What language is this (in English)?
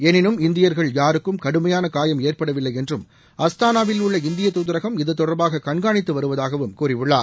Tamil